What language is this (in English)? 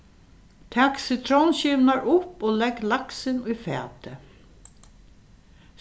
Faroese